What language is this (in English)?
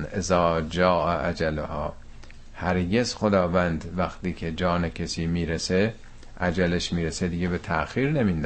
Persian